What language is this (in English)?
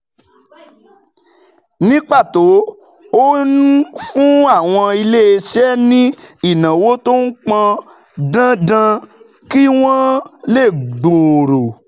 Yoruba